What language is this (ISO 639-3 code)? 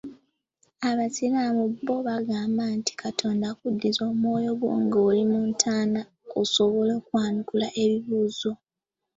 lug